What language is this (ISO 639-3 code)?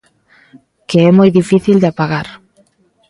glg